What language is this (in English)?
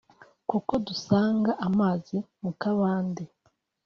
Kinyarwanda